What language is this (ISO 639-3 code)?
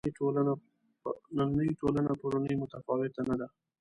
pus